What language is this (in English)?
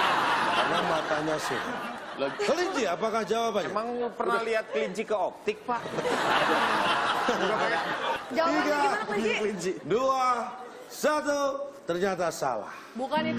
Indonesian